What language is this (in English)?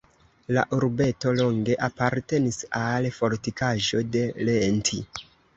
Esperanto